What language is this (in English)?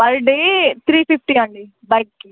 Telugu